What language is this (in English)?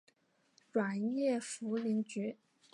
Chinese